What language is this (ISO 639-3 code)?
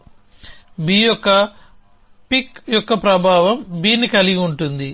tel